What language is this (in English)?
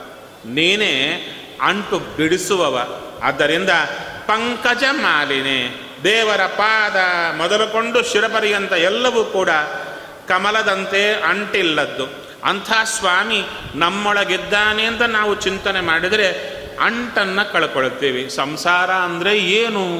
Kannada